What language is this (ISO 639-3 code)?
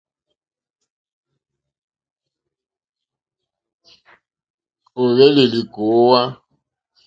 bri